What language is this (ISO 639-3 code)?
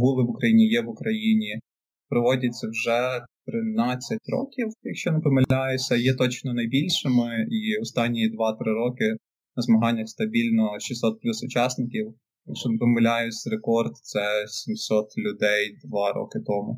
ukr